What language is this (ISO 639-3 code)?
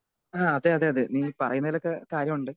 mal